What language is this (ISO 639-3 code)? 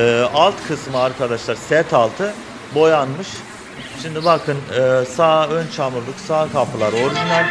tur